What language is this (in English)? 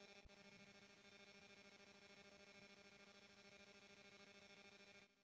Bhojpuri